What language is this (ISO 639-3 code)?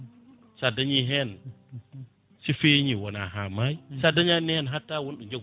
ful